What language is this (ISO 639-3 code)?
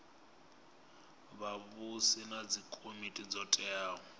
ven